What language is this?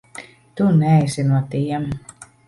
Latvian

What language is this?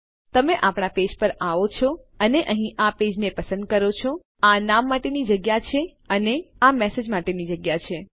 Gujarati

